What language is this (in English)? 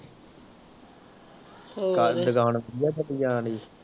Punjabi